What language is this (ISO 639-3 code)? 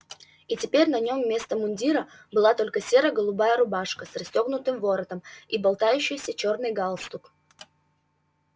rus